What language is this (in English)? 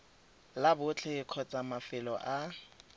Tswana